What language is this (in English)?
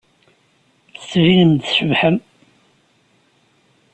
Kabyle